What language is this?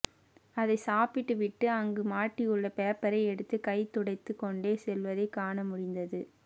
Tamil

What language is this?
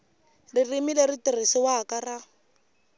Tsonga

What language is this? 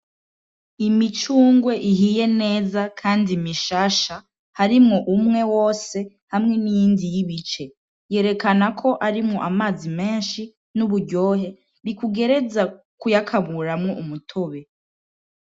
Rundi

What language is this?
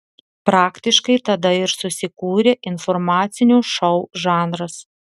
Lithuanian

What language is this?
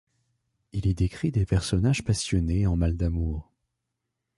French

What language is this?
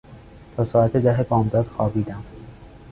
Persian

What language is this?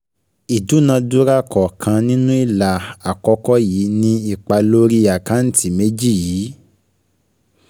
Yoruba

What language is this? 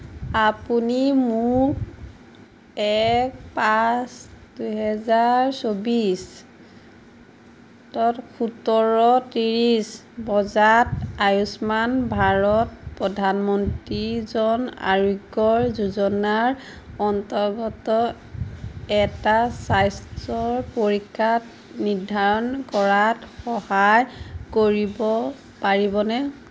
Assamese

